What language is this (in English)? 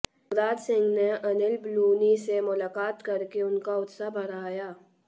Hindi